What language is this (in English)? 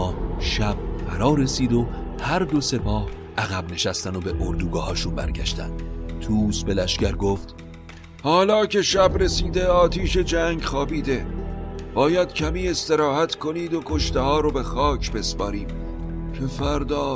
Persian